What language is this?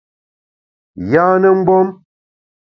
Bamun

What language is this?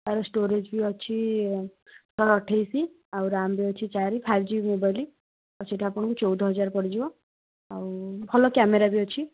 Odia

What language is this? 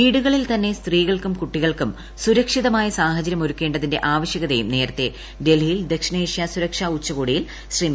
Malayalam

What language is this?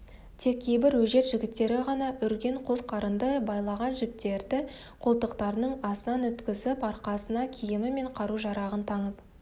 Kazakh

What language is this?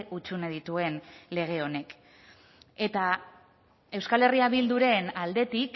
Basque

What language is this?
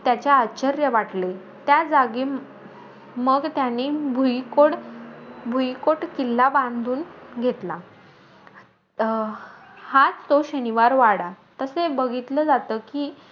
Marathi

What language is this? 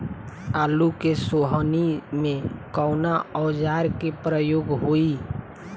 Bhojpuri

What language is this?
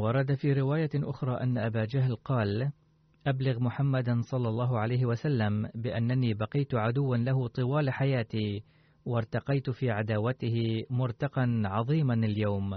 Arabic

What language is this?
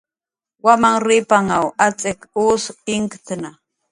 Jaqaru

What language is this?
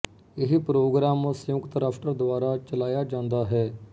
Punjabi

